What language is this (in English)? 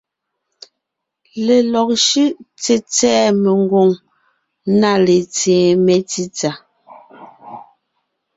Ngiemboon